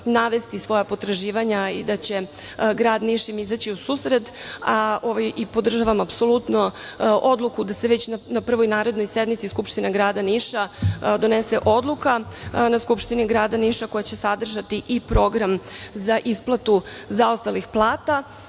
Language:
Serbian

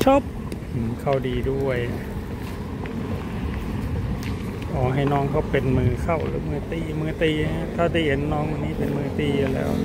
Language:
Thai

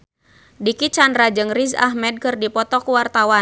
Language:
Sundanese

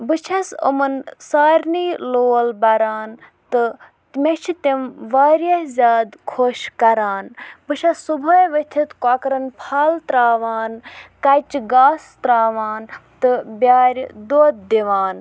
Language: Kashmiri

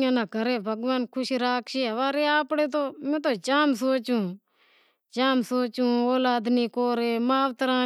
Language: Wadiyara Koli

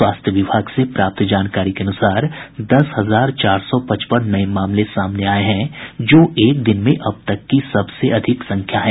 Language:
Hindi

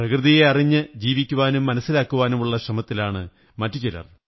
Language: Malayalam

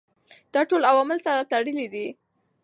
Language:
Pashto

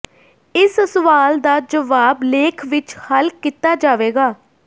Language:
Punjabi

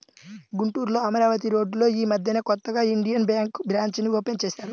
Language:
Telugu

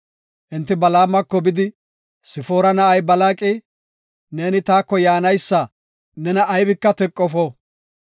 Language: Gofa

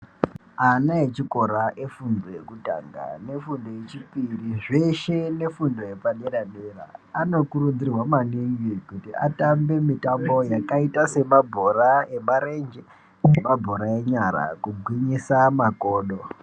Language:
Ndau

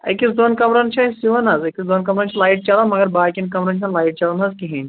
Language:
Kashmiri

